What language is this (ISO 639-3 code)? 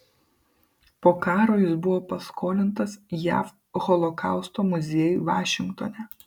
lit